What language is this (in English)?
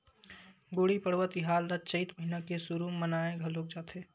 Chhattisgarhi